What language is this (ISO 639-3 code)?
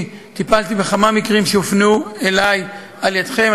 heb